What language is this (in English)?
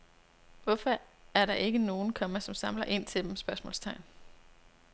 Danish